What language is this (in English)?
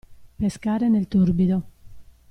Italian